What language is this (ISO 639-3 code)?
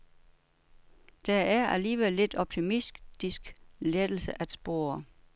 dan